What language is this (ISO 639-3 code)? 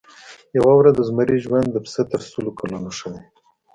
pus